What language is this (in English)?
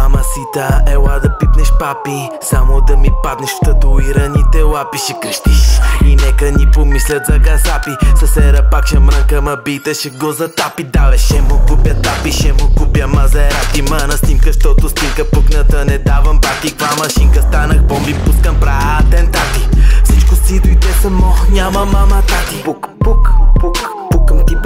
Romanian